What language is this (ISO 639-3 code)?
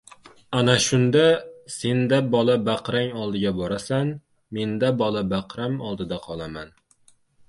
uzb